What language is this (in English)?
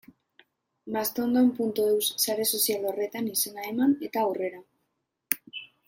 Basque